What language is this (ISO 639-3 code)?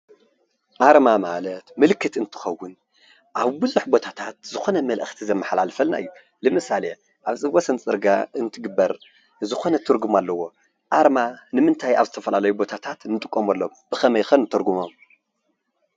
tir